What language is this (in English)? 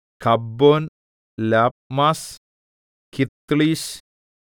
Malayalam